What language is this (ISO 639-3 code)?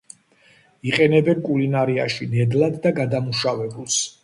kat